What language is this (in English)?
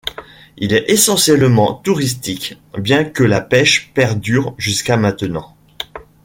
French